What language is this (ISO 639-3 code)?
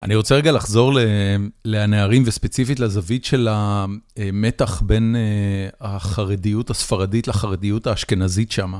heb